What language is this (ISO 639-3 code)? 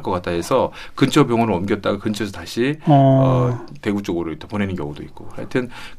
kor